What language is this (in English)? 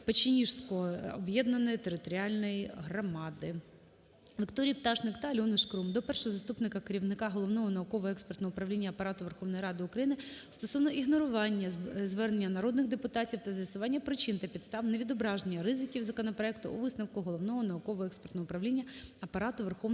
Ukrainian